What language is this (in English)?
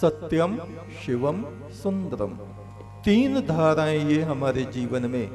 Hindi